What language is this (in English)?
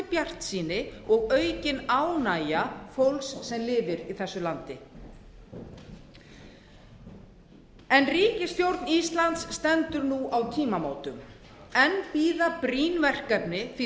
Icelandic